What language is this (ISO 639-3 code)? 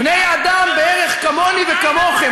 heb